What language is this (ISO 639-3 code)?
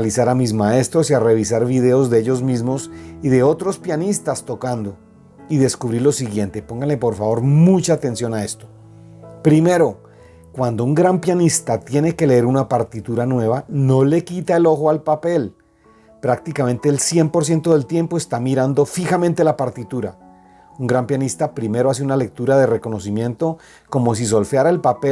spa